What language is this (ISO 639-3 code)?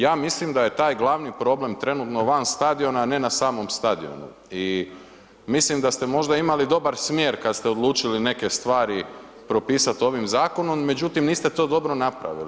hrv